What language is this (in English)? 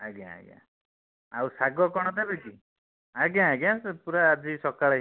Odia